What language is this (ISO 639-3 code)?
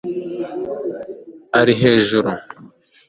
kin